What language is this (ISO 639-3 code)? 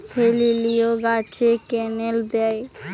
ben